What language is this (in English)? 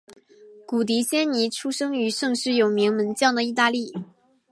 Chinese